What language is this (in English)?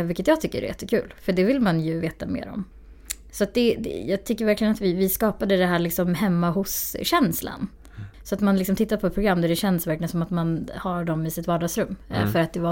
Swedish